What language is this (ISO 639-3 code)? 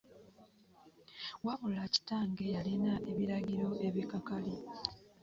lug